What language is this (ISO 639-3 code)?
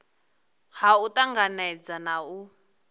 ven